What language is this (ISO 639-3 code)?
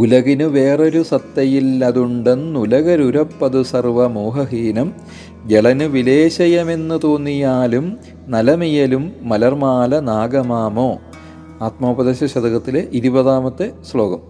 mal